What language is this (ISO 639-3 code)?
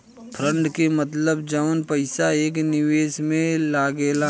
bho